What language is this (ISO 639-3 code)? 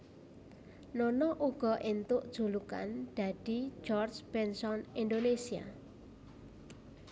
jav